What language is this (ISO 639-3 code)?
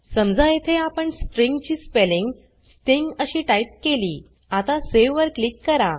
mar